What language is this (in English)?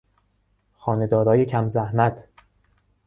Persian